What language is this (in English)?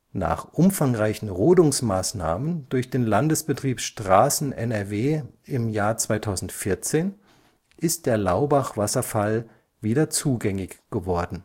German